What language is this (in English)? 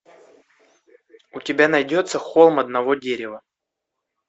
Russian